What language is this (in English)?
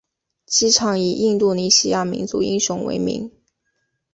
Chinese